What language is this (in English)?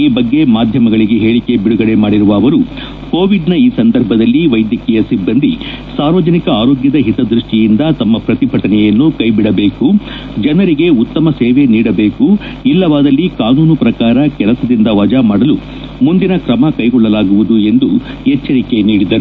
Kannada